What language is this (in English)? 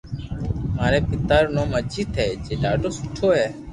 Loarki